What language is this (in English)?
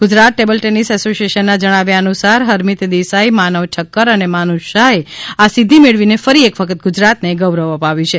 Gujarati